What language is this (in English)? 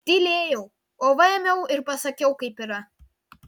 Lithuanian